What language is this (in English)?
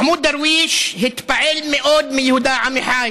Hebrew